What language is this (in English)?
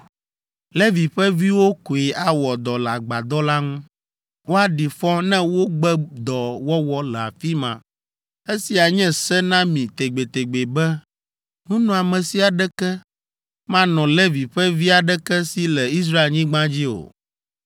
Ewe